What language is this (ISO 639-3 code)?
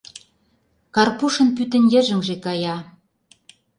chm